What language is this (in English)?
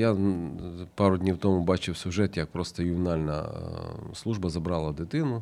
Ukrainian